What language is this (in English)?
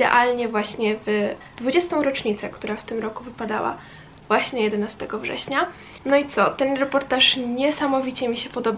Polish